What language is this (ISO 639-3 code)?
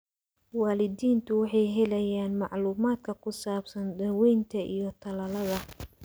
som